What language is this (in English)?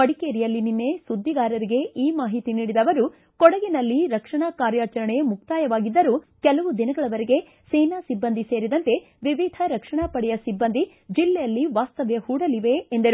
Kannada